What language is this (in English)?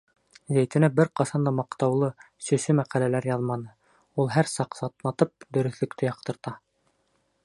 Bashkir